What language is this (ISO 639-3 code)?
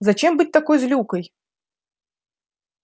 rus